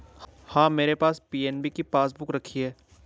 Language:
Hindi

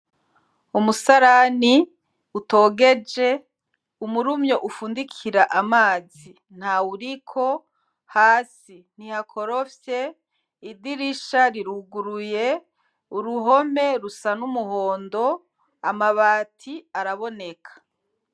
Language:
Rundi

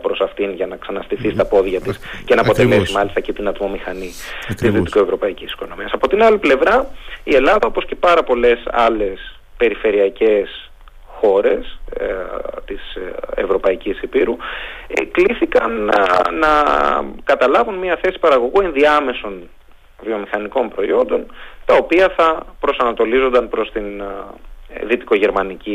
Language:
Greek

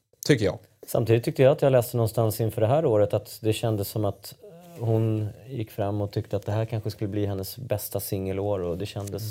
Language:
Swedish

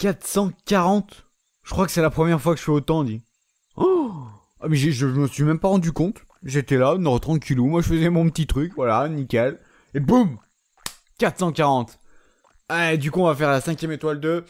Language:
French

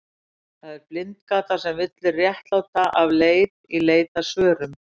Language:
Icelandic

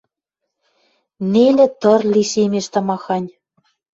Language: Western Mari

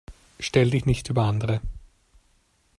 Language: German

